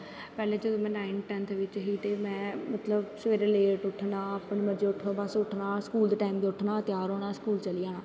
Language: Dogri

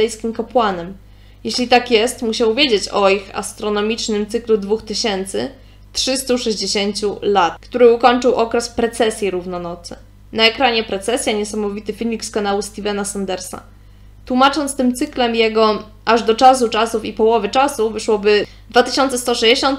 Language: Polish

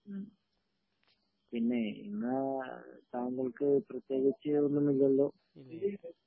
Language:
Malayalam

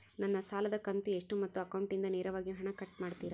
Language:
Kannada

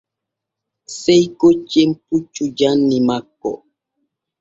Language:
Borgu Fulfulde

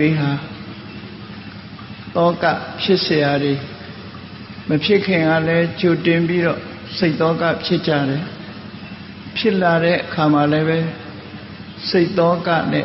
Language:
Vietnamese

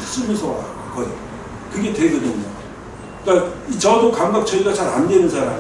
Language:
Korean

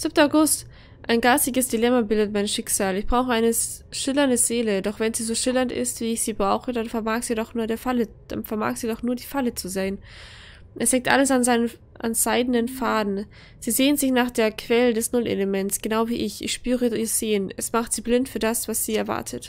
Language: German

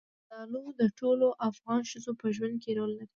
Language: Pashto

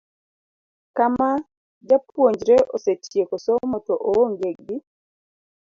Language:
Luo (Kenya and Tanzania)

